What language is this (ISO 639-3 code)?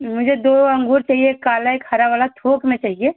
hin